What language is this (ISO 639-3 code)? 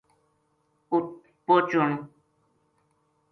gju